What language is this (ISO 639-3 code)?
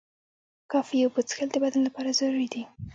pus